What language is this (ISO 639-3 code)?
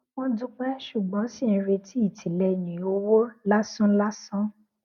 yor